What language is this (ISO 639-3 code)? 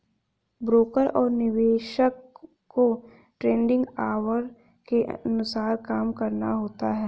hin